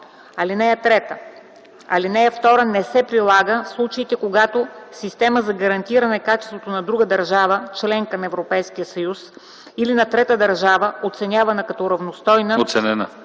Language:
Bulgarian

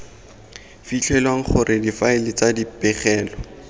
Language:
Tswana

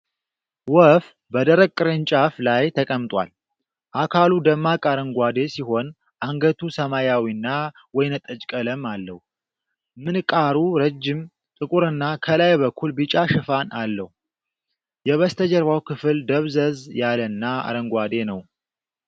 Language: Amharic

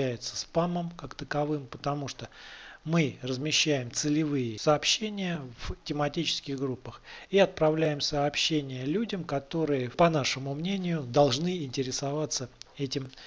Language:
Russian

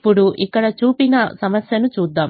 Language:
Telugu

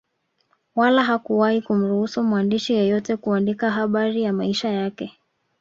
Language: Swahili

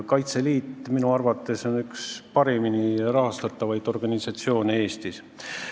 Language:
Estonian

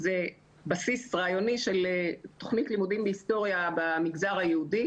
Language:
Hebrew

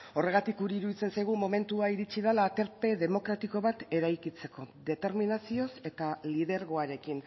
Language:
Basque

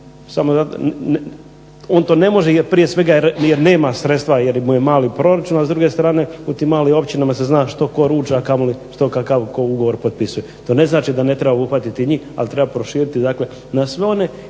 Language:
Croatian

